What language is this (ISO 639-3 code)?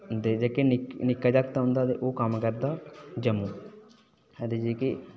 doi